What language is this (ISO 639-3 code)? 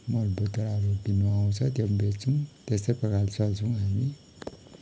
nep